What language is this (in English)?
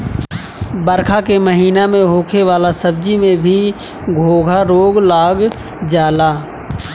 Bhojpuri